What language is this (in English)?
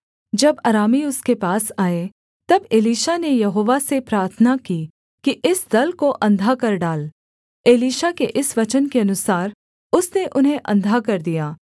Hindi